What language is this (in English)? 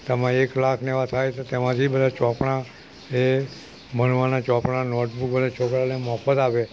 Gujarati